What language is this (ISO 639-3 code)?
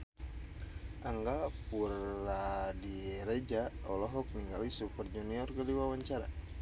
sun